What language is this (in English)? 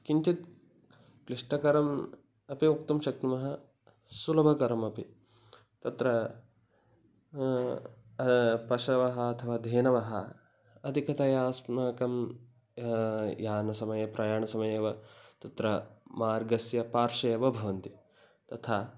Sanskrit